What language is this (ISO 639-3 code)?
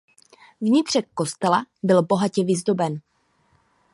ces